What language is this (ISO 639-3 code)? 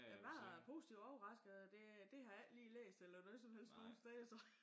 dan